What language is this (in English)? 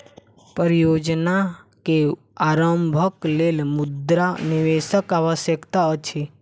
Maithili